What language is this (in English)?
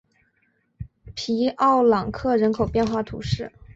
Chinese